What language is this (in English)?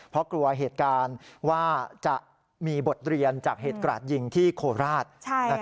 Thai